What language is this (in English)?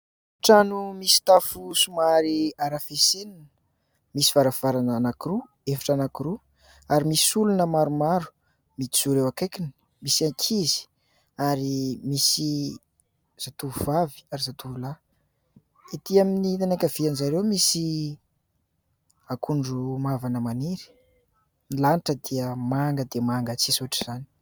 Malagasy